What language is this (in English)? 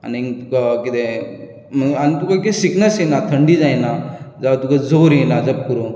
Konkani